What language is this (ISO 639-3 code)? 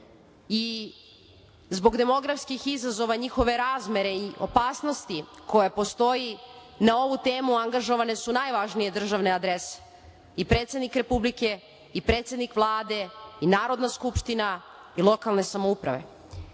srp